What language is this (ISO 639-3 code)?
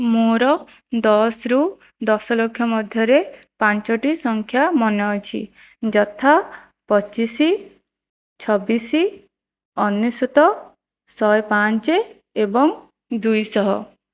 ori